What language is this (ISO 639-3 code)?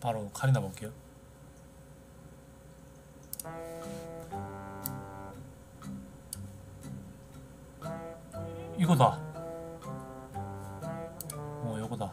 kor